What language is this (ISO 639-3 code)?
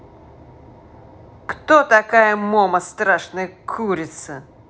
rus